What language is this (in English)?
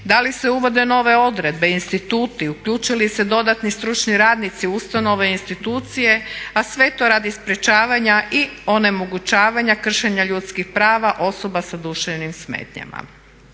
Croatian